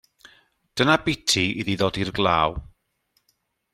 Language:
Welsh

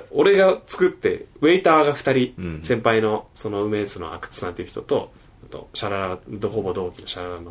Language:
Japanese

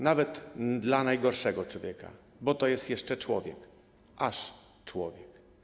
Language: Polish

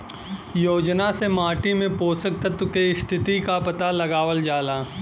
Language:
Bhojpuri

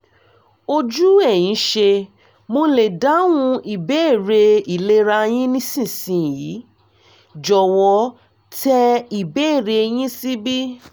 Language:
Yoruba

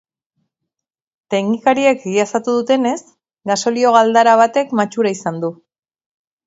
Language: Basque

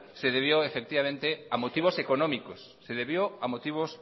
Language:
Spanish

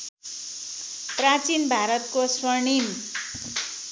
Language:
Nepali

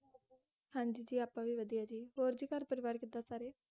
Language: Punjabi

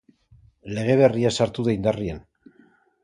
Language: Basque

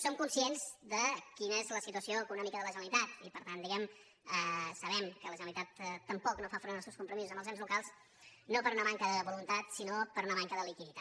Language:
Catalan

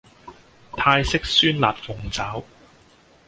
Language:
Cantonese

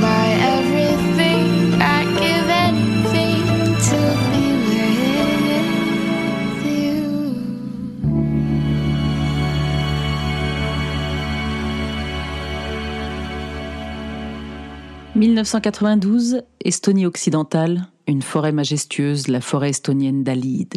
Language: French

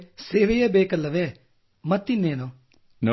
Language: Kannada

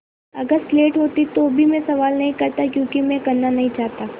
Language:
Hindi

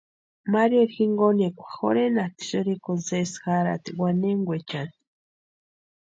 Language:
Western Highland Purepecha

